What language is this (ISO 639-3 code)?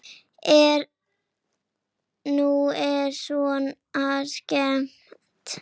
isl